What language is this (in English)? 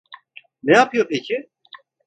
Turkish